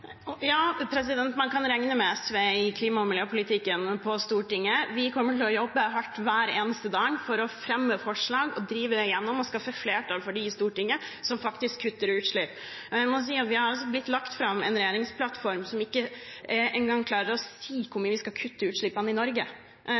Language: Norwegian Bokmål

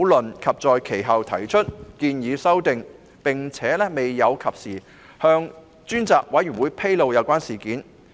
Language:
Cantonese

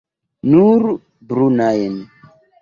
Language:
Esperanto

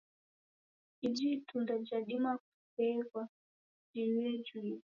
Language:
Taita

